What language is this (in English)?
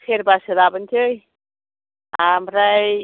Bodo